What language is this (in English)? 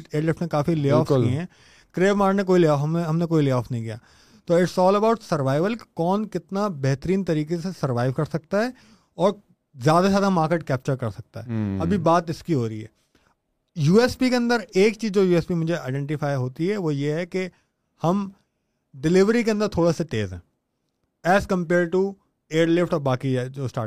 Urdu